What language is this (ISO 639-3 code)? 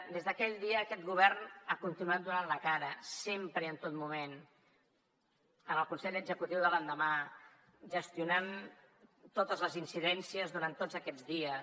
cat